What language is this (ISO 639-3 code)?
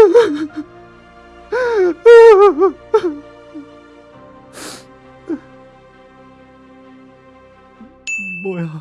kor